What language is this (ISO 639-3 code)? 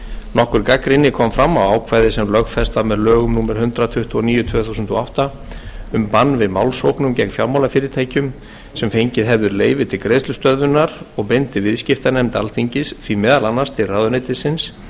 isl